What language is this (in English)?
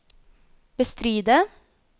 Norwegian